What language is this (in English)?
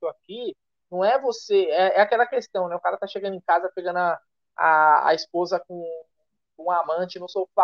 Portuguese